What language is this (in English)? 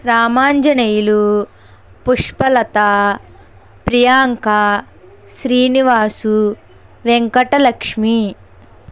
Telugu